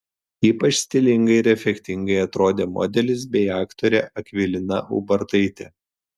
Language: Lithuanian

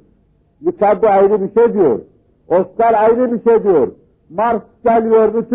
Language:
Turkish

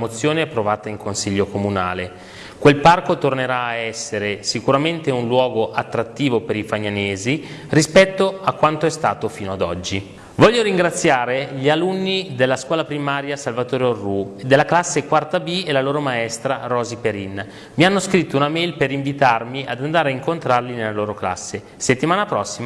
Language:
Italian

